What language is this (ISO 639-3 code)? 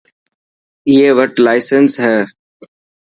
mki